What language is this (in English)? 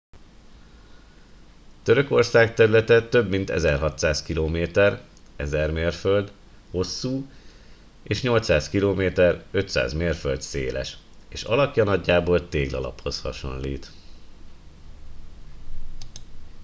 Hungarian